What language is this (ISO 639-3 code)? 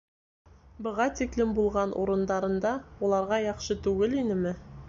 bak